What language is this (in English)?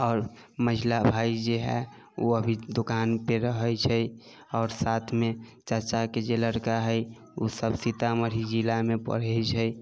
Maithili